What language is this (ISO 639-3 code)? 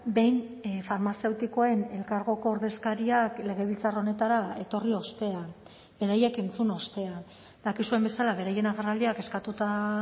eus